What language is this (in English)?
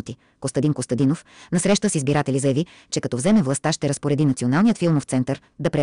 Bulgarian